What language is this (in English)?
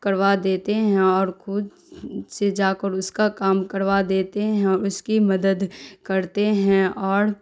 Urdu